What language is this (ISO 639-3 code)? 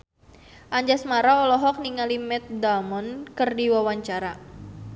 sun